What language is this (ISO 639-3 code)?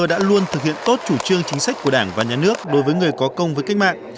vie